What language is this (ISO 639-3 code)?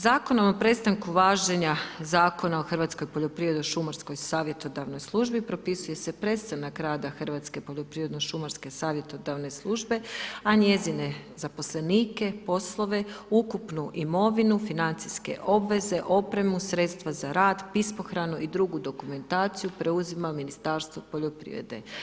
hrv